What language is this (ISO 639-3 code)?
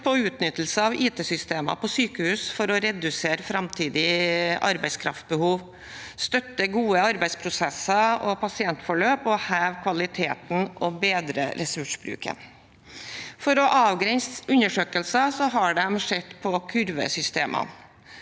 nor